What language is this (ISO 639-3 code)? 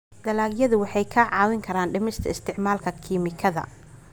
som